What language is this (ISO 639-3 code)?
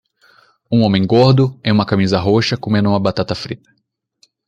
por